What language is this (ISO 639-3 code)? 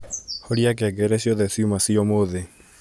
kik